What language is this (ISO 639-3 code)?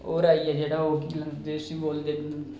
doi